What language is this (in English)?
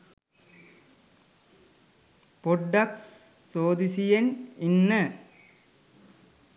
Sinhala